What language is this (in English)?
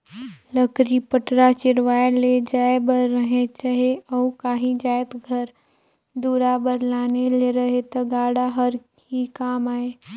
Chhattisgarhi